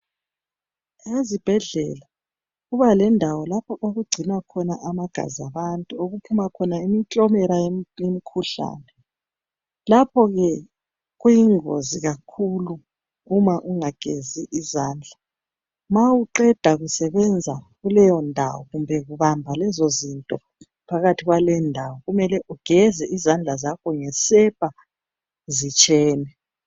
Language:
North Ndebele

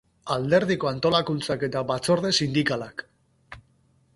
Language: Basque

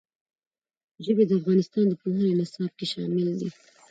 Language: Pashto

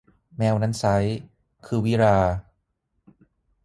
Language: Thai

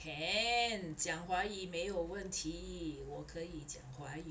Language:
English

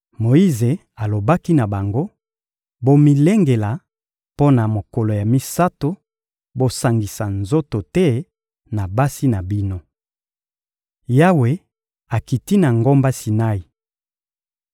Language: Lingala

